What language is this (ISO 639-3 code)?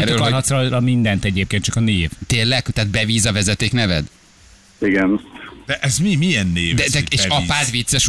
hun